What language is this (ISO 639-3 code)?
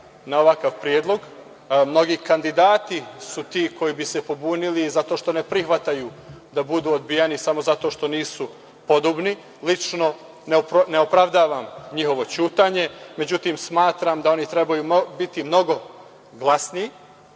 srp